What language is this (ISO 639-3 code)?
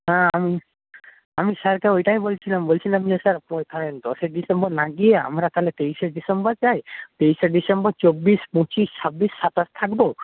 ben